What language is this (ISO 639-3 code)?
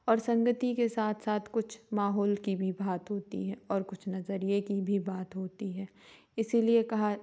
hin